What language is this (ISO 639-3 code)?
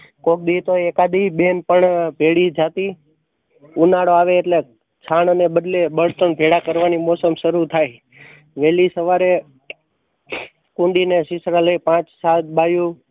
guj